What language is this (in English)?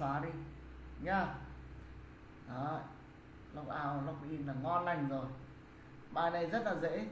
Vietnamese